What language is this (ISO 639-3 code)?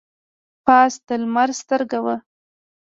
pus